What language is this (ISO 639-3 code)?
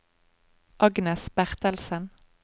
nor